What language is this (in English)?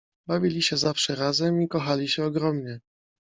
Polish